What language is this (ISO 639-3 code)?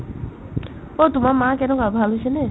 asm